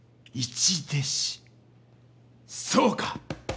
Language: Japanese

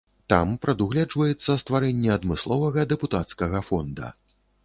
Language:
Belarusian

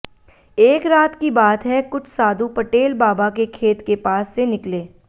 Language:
Hindi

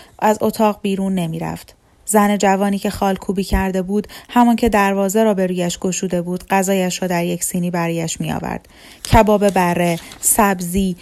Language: Persian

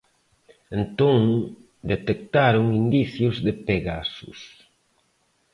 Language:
Galician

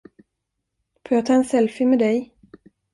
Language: Swedish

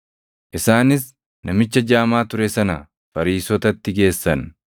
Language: Oromo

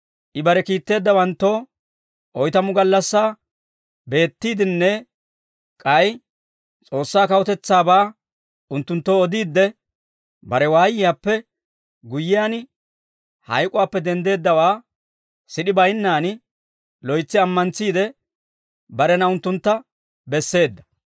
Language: Dawro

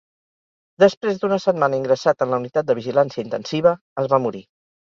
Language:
Catalan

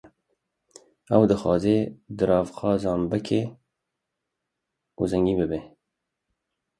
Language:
Kurdish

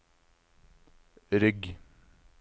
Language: Norwegian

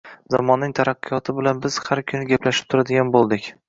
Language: Uzbek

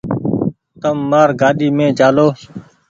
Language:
Goaria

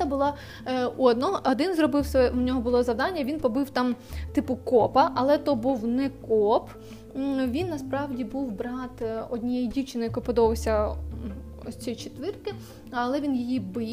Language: Ukrainian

